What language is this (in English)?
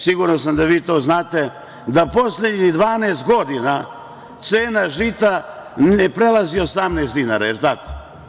Serbian